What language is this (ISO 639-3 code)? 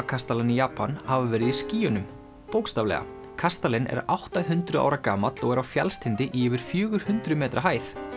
isl